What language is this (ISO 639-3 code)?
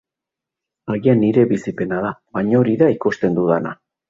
eus